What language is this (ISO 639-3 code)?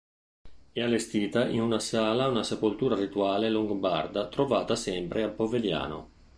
ita